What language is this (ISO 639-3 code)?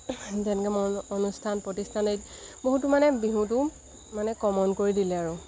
asm